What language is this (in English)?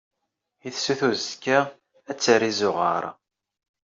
Kabyle